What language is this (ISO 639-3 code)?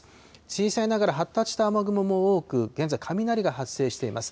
jpn